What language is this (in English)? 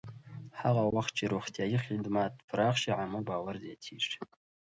Pashto